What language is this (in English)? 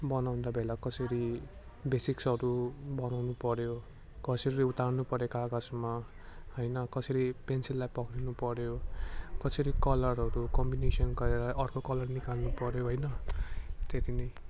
Nepali